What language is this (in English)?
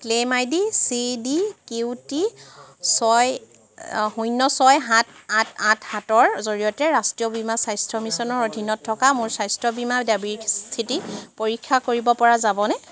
Assamese